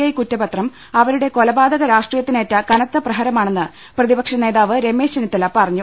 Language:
Malayalam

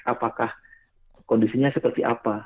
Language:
Indonesian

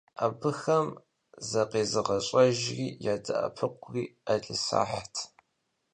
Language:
Kabardian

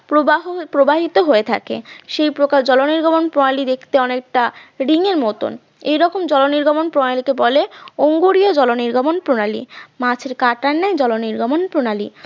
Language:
Bangla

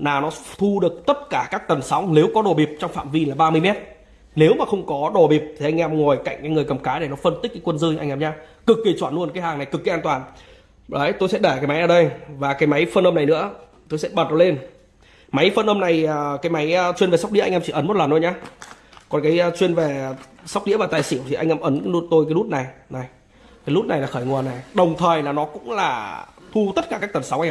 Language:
Vietnamese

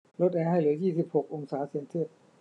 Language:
Thai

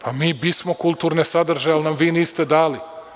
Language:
Serbian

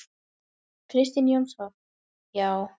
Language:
Icelandic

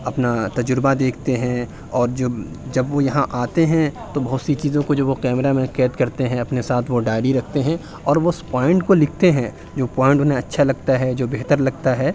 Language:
Urdu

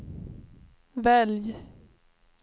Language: Swedish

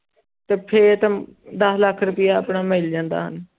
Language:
Punjabi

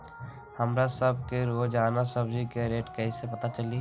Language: Magahi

